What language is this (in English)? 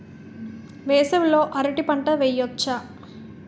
Telugu